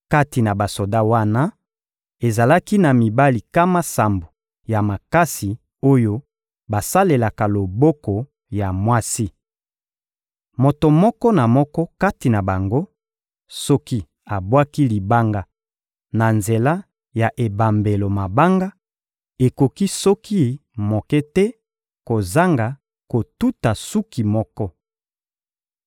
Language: Lingala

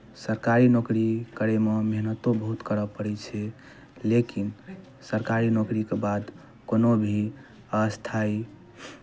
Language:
Maithili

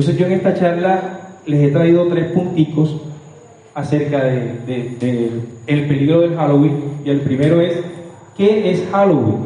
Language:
Spanish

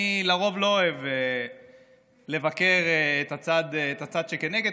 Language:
Hebrew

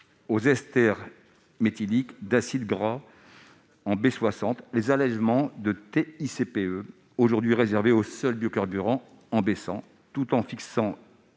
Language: French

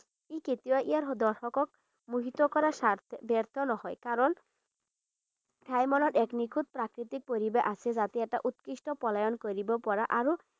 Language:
Assamese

